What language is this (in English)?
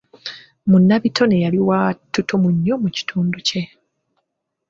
Ganda